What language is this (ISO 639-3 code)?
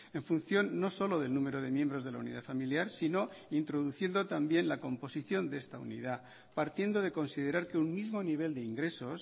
spa